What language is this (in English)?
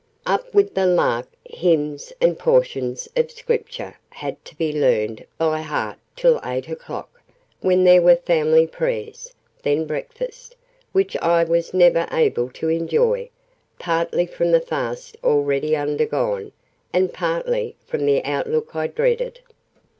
English